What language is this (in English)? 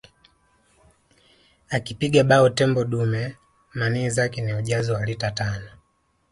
Swahili